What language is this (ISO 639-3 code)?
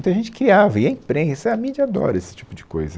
por